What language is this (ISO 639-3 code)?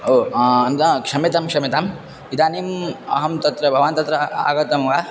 san